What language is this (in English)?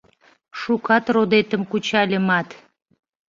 Mari